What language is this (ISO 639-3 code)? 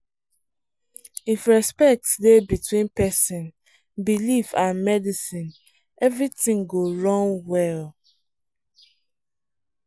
pcm